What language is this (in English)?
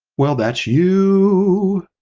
English